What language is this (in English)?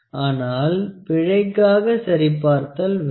Tamil